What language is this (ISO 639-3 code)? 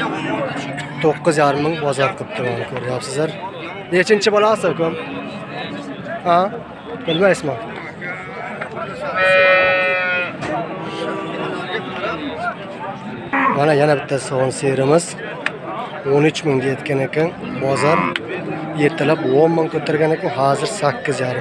tur